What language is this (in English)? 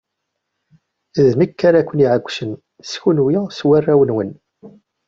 Kabyle